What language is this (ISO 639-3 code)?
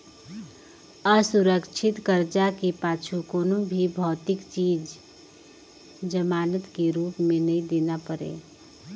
hne